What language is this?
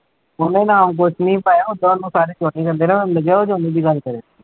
Punjabi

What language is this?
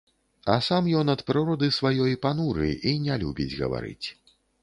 Belarusian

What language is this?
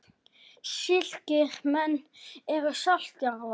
Icelandic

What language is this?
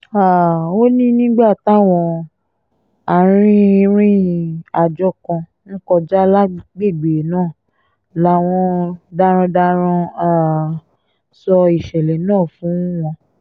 Yoruba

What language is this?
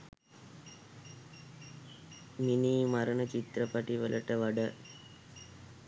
Sinhala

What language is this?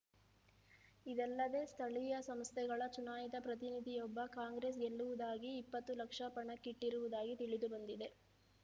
Kannada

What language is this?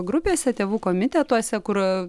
Lithuanian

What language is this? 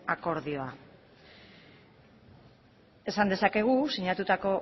Basque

